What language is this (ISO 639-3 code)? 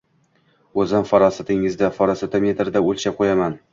uzb